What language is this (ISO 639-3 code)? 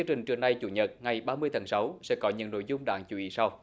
vie